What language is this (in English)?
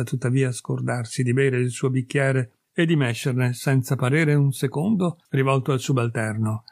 Italian